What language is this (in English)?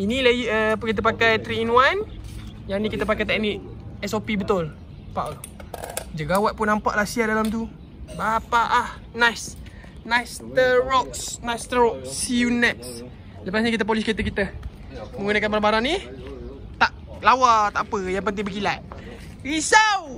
Malay